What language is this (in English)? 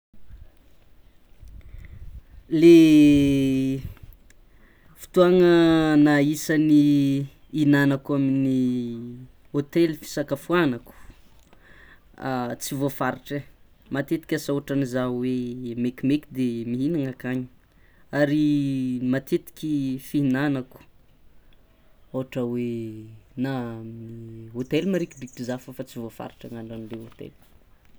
Tsimihety Malagasy